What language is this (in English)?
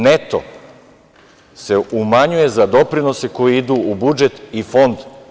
Serbian